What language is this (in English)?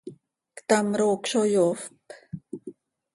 Seri